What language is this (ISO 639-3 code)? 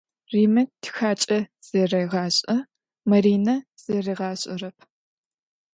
ady